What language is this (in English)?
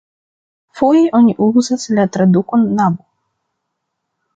Esperanto